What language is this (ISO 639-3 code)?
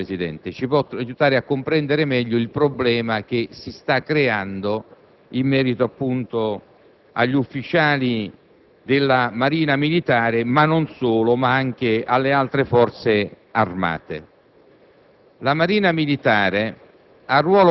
ita